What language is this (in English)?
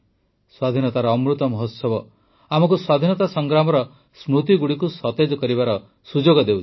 Odia